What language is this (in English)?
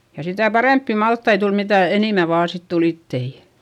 Finnish